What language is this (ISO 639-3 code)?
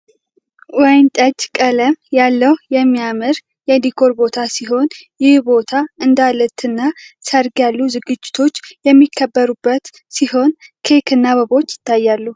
amh